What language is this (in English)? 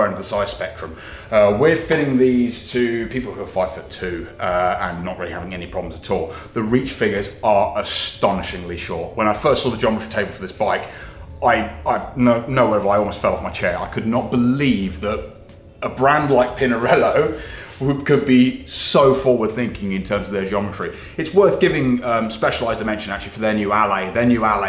English